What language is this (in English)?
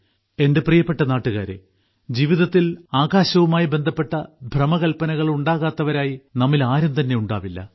Malayalam